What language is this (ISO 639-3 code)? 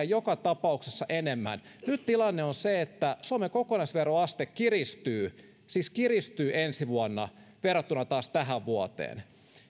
fin